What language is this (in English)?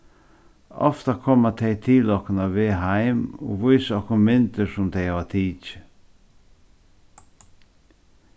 Faroese